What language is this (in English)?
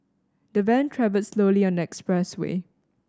English